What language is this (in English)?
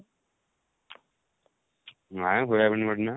Odia